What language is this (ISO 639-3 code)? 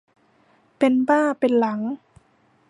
tha